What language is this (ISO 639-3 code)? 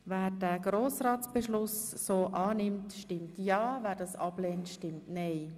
gsw